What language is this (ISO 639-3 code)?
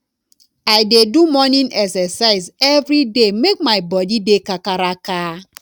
pcm